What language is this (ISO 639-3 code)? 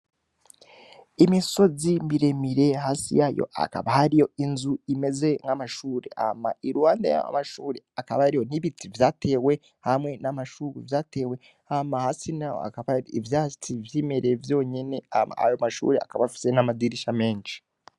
run